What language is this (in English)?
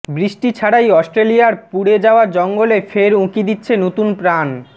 Bangla